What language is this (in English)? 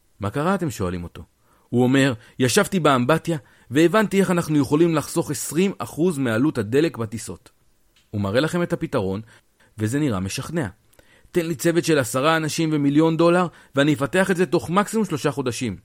Hebrew